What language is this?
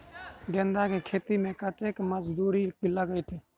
Maithili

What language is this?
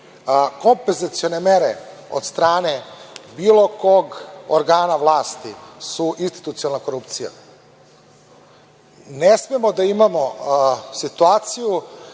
Serbian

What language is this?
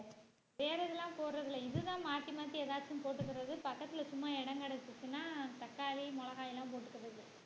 Tamil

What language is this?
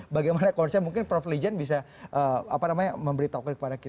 Indonesian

